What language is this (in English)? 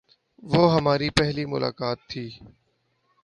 Urdu